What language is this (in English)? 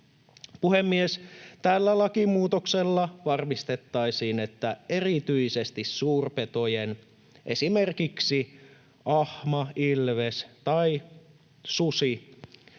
Finnish